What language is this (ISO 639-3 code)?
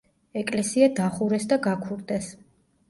kat